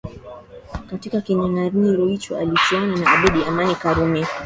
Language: Swahili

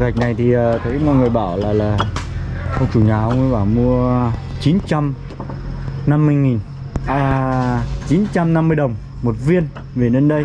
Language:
Vietnamese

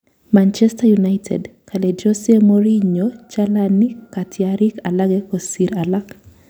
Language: Kalenjin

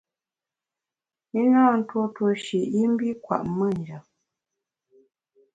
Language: Bamun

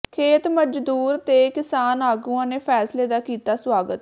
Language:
Punjabi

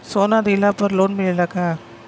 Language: Bhojpuri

